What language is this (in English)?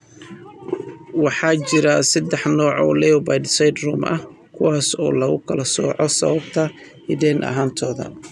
Somali